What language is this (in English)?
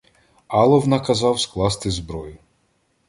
Ukrainian